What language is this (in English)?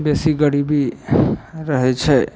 Maithili